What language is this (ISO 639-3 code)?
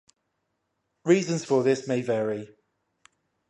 eng